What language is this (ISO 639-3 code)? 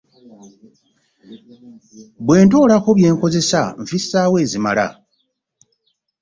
lug